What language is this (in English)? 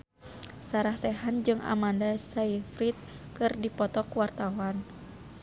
Sundanese